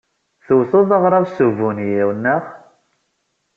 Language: Kabyle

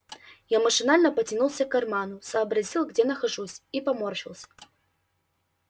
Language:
Russian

